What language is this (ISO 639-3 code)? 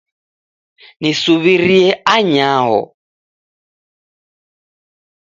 dav